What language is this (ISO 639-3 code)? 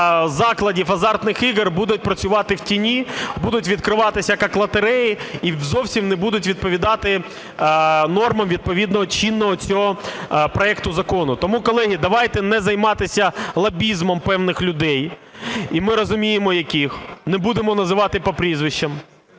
ukr